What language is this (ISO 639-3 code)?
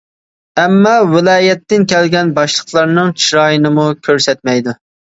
uig